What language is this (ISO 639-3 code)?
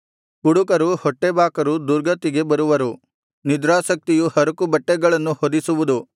kan